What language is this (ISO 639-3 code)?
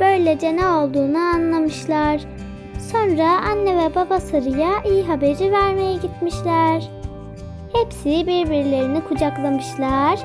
tur